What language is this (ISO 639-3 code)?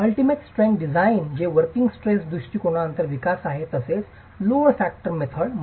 mar